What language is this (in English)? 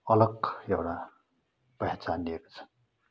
Nepali